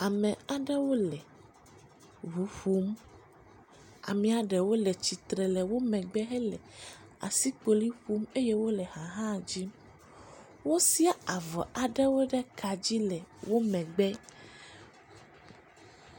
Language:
Ewe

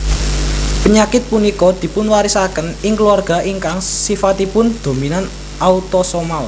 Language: Javanese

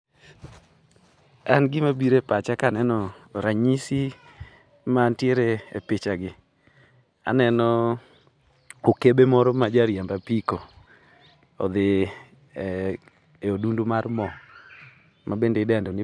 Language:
Luo (Kenya and Tanzania)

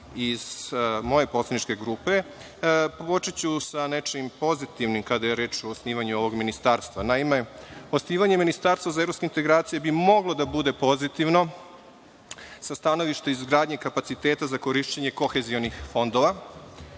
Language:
Serbian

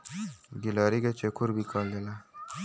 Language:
Bhojpuri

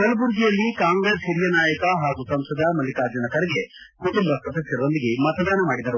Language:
Kannada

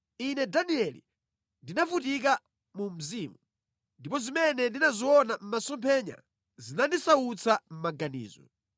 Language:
Nyanja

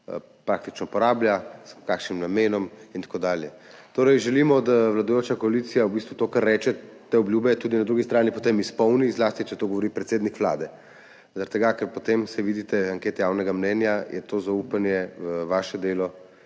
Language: Slovenian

